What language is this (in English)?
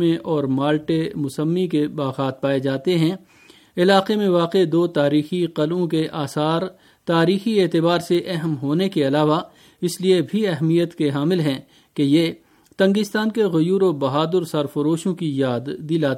Urdu